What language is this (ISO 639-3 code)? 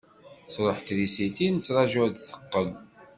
kab